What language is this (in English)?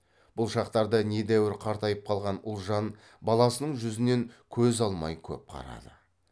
Kazakh